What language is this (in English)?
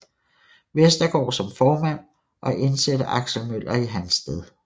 Danish